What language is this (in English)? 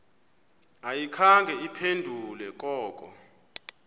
Xhosa